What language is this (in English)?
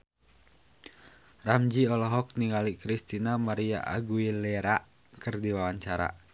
Sundanese